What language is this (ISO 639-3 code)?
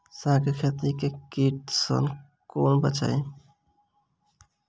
mai